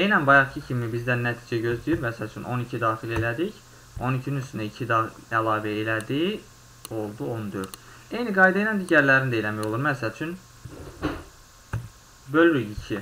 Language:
Turkish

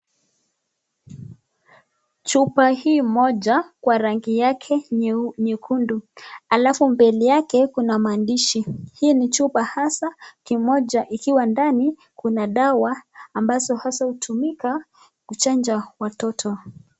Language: Swahili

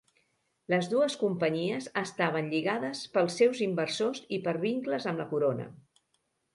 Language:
Catalan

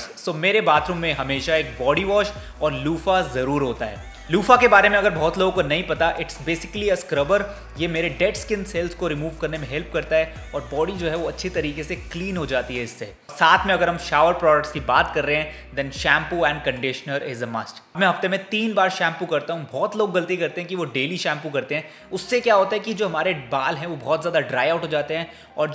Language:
Hindi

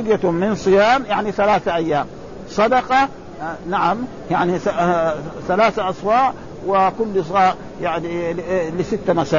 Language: Arabic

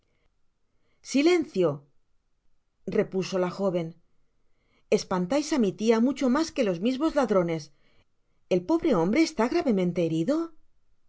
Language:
Spanish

